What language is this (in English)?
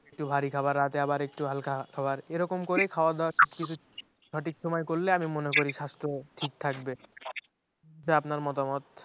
Bangla